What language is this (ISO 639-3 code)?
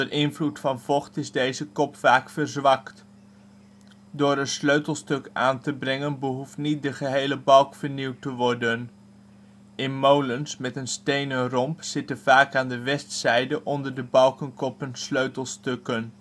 nld